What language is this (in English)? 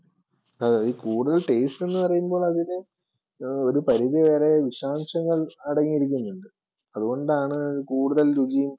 Malayalam